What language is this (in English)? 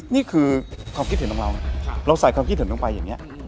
Thai